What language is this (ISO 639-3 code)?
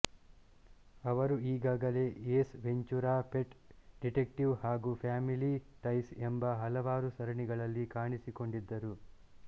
kan